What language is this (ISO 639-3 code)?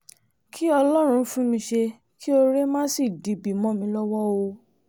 yor